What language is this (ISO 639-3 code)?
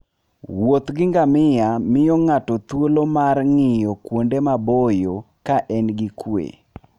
luo